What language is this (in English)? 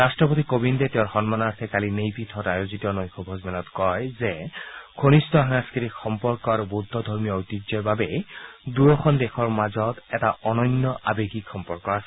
Assamese